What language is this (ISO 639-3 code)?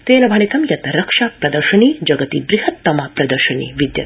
san